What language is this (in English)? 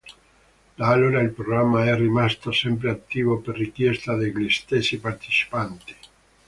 Italian